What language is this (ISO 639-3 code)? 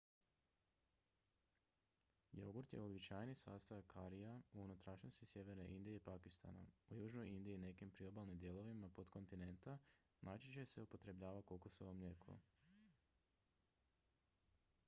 hrv